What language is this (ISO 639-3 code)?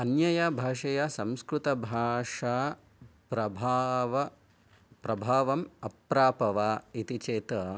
san